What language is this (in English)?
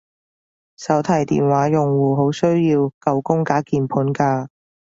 Cantonese